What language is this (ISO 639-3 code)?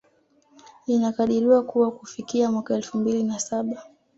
swa